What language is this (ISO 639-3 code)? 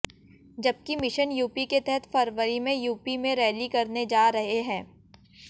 hin